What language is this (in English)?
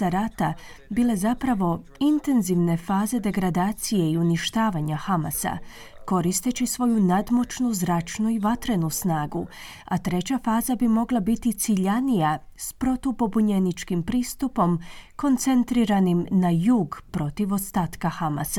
Croatian